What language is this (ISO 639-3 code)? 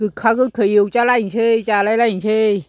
brx